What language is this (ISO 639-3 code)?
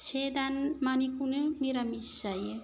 brx